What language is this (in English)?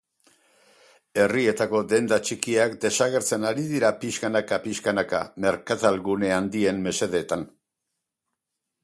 Basque